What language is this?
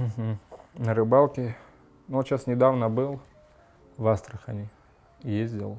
Russian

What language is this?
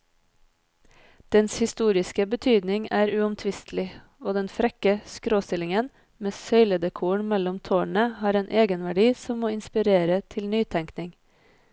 Norwegian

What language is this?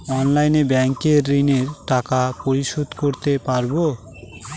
Bangla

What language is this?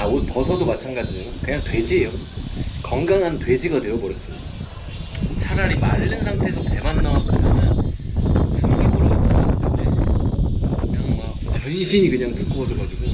Korean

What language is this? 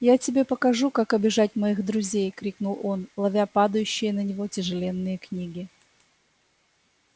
Russian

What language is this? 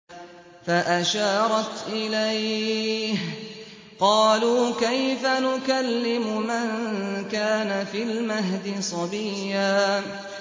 Arabic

